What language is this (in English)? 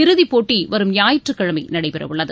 Tamil